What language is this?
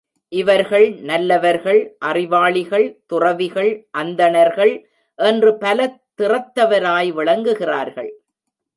Tamil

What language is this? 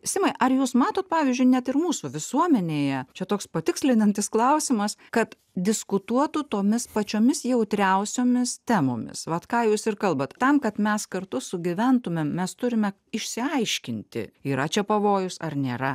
Lithuanian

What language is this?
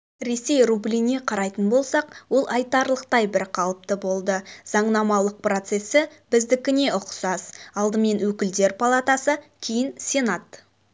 Kazakh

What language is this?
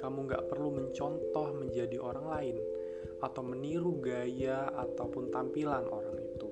Indonesian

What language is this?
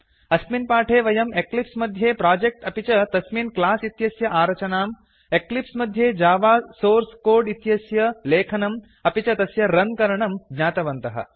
Sanskrit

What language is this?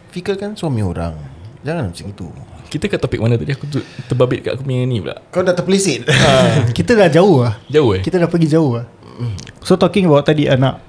Malay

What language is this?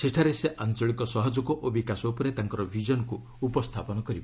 Odia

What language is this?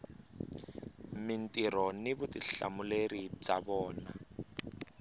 Tsonga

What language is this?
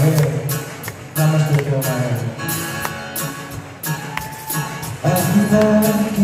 Hebrew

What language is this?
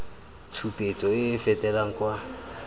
Tswana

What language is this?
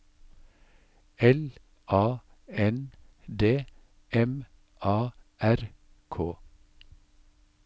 Norwegian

